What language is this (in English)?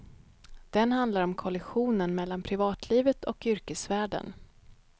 Swedish